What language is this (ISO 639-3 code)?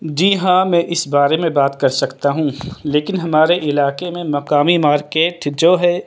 urd